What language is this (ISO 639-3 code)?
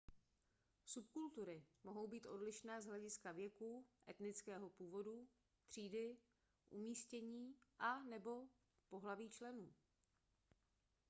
ces